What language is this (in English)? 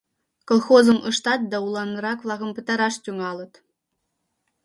Mari